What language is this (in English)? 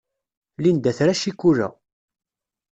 Kabyle